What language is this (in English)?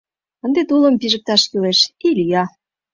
Mari